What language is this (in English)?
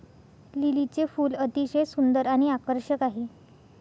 Marathi